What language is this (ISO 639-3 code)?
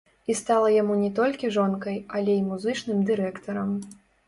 bel